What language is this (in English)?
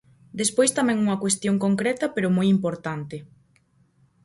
Galician